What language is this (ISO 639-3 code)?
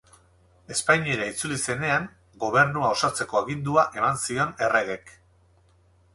eus